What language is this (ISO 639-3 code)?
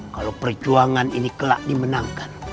ind